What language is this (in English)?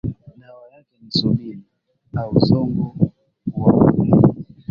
Swahili